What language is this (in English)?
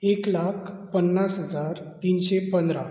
Konkani